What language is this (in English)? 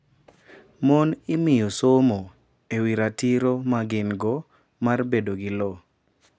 Luo (Kenya and Tanzania)